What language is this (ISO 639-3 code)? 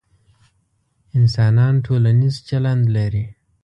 pus